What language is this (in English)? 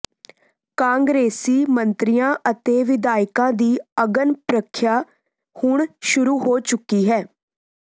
Punjabi